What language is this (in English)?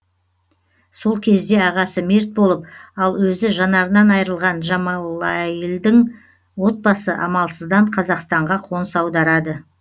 Kazakh